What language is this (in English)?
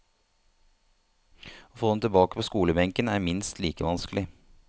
Norwegian